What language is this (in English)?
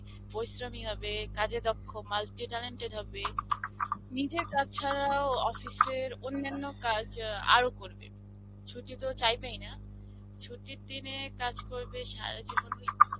Bangla